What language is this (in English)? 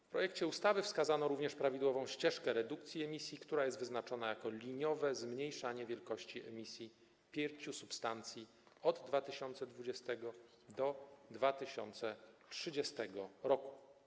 Polish